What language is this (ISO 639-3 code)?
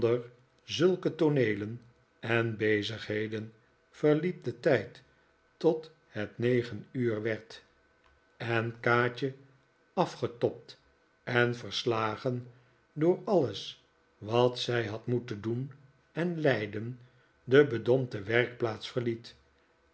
nld